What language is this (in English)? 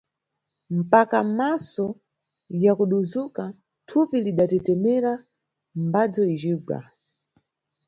Nyungwe